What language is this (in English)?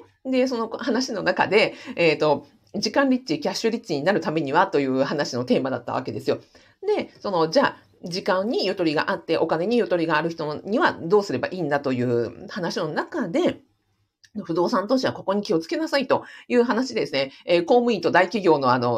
Japanese